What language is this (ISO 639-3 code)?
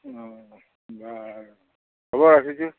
asm